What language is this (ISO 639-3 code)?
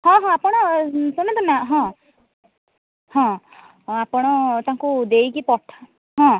ori